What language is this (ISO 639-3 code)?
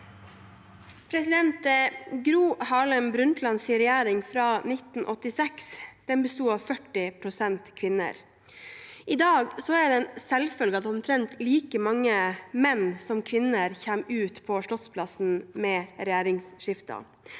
nor